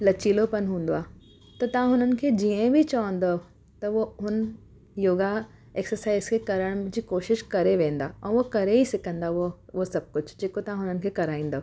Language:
Sindhi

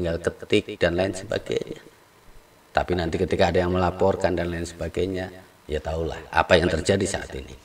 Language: Indonesian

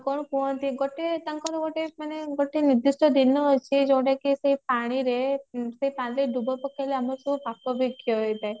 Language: Odia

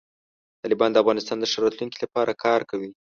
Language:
Pashto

